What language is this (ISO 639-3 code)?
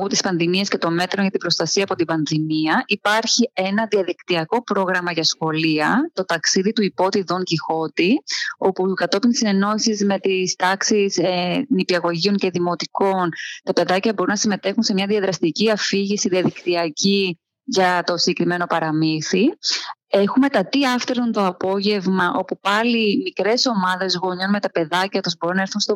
ell